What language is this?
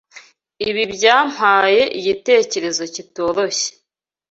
Kinyarwanda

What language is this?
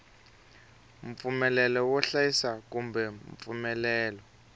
Tsonga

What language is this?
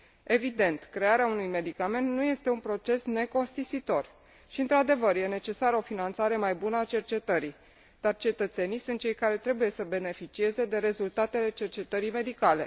Romanian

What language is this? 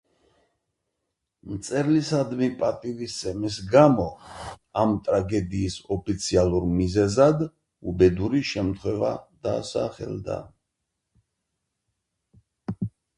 Georgian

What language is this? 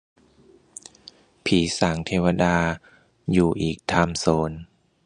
Thai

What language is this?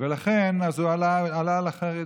Hebrew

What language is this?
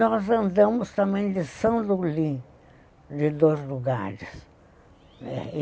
Portuguese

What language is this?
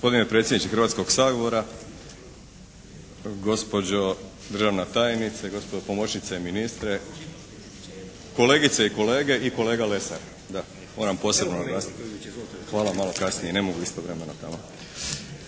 Croatian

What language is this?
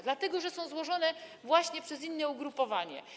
Polish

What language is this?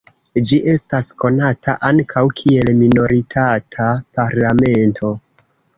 Esperanto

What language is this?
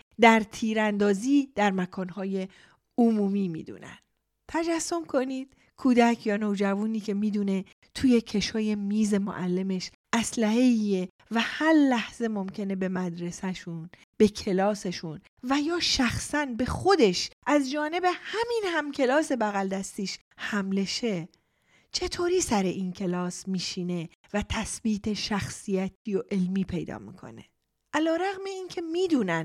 Persian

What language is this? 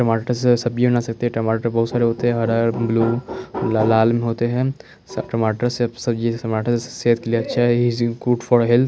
Hindi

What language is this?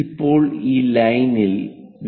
Malayalam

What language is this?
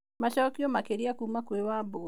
Kikuyu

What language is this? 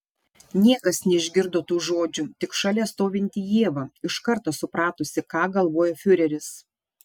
Lithuanian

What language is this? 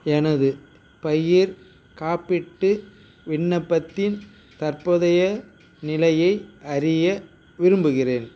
Tamil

